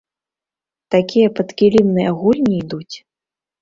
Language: Belarusian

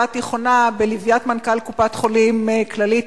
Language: Hebrew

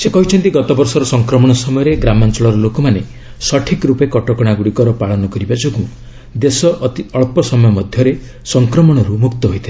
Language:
Odia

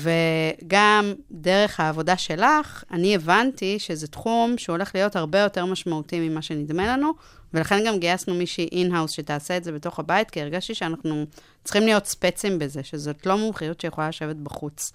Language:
Hebrew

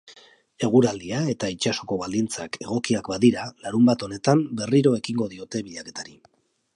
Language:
Basque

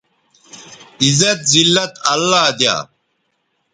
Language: Bateri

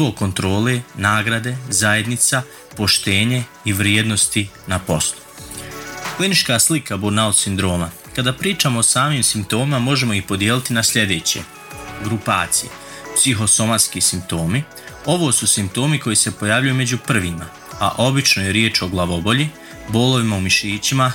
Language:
Croatian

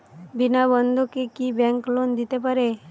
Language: Bangla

